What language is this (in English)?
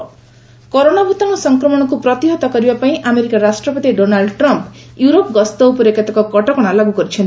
Odia